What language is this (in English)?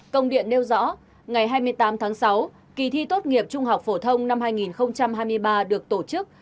Vietnamese